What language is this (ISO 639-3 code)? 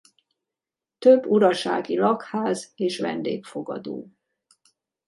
hun